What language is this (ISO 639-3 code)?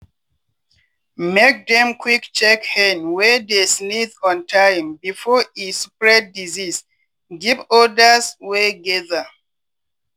pcm